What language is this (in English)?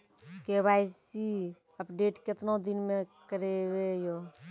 Maithili